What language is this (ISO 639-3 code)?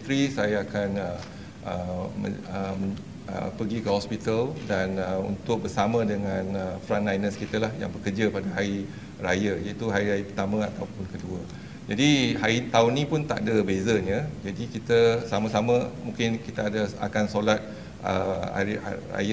msa